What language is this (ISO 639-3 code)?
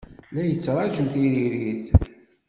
kab